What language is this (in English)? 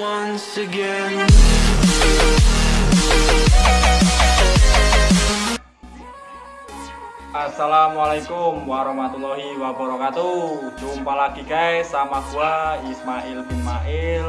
Indonesian